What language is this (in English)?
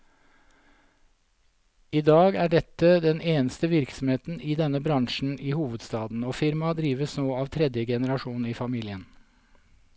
Norwegian